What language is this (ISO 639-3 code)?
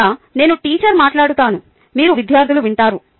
tel